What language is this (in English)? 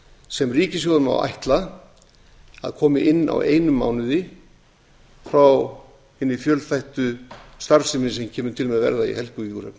Icelandic